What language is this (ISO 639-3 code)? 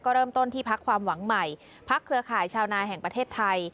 tha